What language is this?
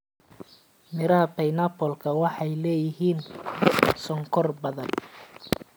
Somali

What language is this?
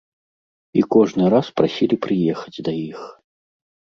Belarusian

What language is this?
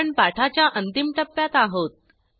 Marathi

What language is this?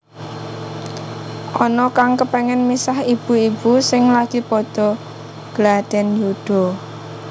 Javanese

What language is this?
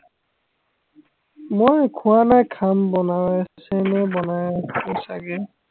Assamese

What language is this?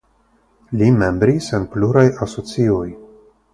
Esperanto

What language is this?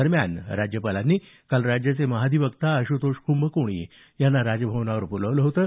Marathi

